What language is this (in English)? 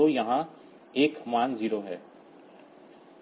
Hindi